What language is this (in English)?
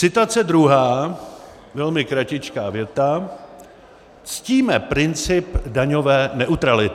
Czech